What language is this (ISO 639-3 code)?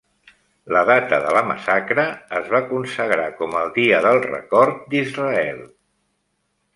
cat